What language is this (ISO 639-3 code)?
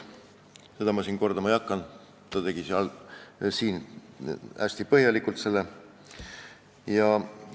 est